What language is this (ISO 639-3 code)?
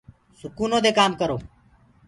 ggg